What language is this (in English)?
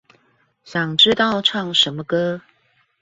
Chinese